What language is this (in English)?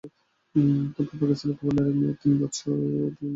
Bangla